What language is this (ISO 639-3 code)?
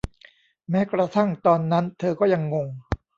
tha